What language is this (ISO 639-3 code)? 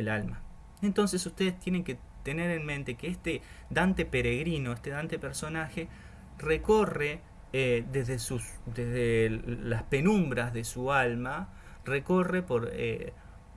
spa